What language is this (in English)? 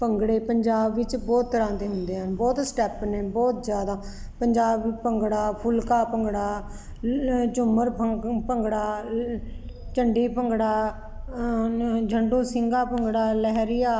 Punjabi